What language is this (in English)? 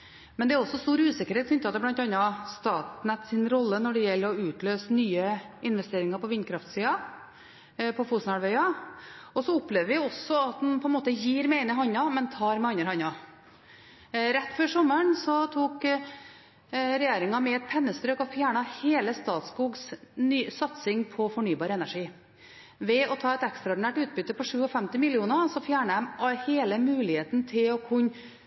Norwegian Bokmål